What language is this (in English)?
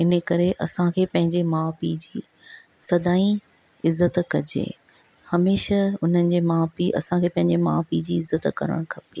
Sindhi